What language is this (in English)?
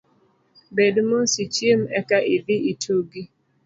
Luo (Kenya and Tanzania)